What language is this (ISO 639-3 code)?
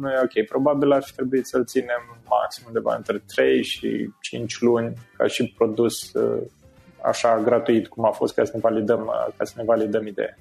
ron